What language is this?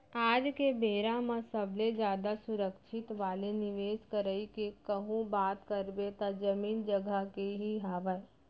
Chhattisgarhi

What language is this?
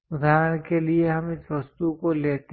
Hindi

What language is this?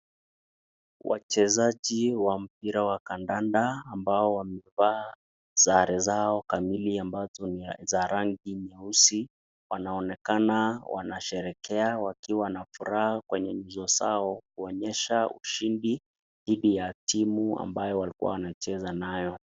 Swahili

